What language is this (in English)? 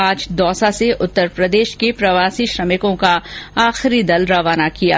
Hindi